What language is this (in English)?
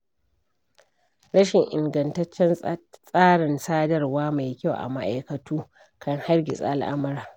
Hausa